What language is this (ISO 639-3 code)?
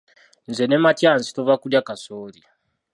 lug